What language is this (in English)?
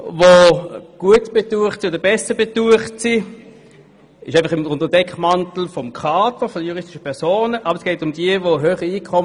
Swiss German